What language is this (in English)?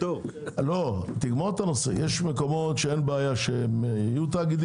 Hebrew